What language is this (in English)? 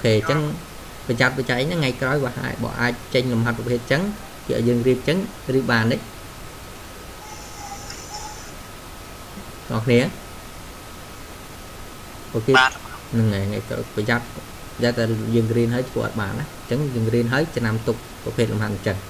Vietnamese